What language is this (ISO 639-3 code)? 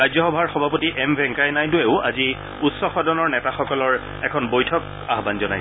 asm